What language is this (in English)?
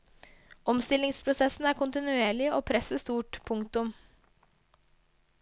Norwegian